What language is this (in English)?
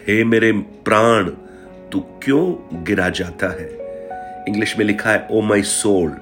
Hindi